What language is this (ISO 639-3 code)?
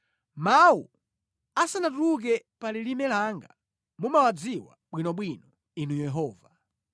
nya